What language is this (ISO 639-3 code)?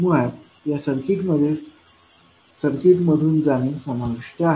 mar